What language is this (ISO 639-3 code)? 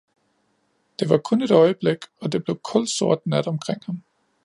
dan